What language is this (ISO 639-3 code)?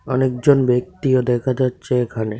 ben